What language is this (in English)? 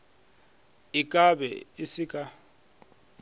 Northern Sotho